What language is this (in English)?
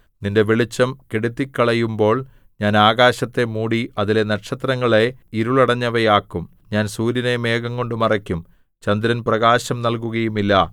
Malayalam